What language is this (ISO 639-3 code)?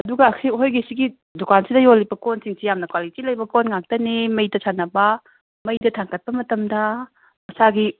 mni